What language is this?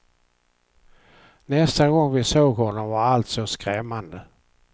Swedish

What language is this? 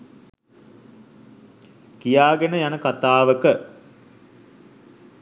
Sinhala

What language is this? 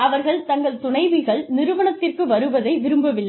Tamil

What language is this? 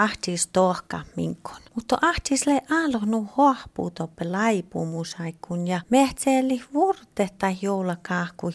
Finnish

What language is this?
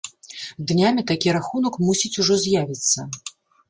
Belarusian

